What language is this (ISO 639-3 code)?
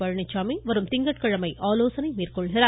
tam